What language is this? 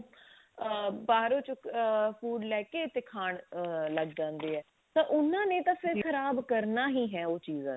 Punjabi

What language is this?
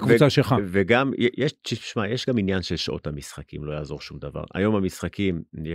Hebrew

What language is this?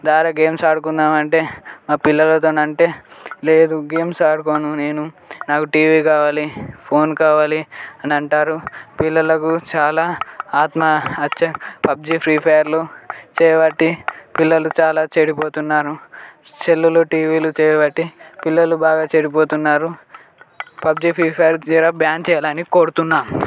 Telugu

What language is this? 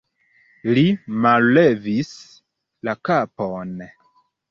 Esperanto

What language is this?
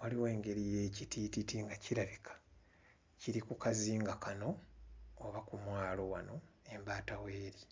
Ganda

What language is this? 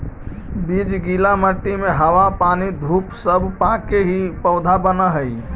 Magahi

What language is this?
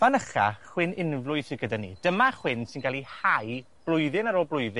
Welsh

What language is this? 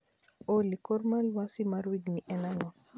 Luo (Kenya and Tanzania)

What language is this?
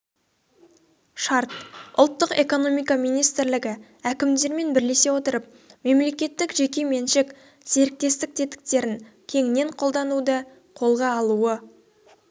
Kazakh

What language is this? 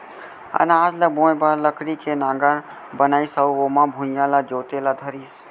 Chhattisgarhi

